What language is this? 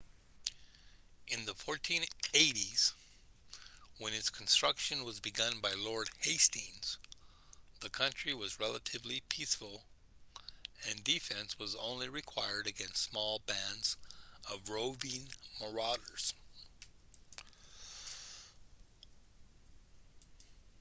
English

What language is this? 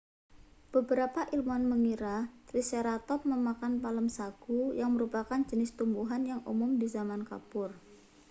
Indonesian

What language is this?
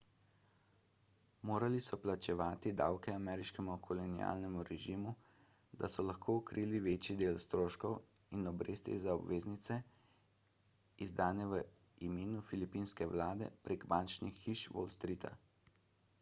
Slovenian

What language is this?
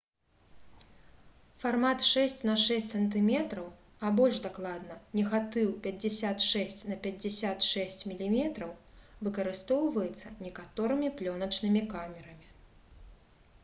Belarusian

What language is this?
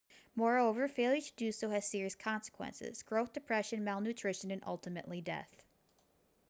English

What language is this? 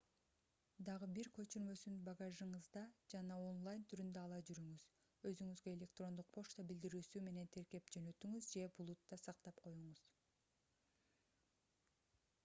Kyrgyz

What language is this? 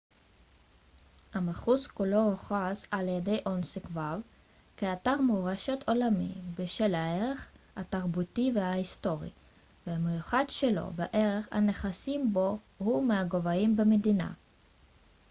Hebrew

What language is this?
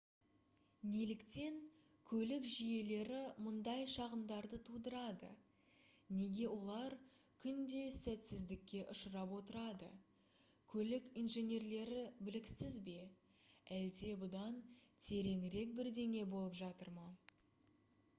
Kazakh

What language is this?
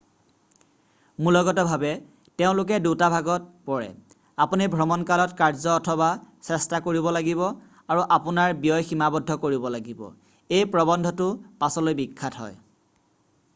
Assamese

